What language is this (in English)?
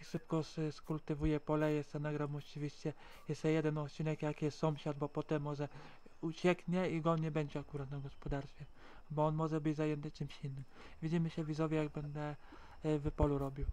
Polish